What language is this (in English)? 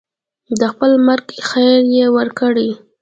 Pashto